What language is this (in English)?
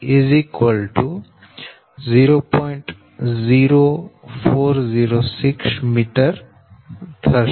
Gujarati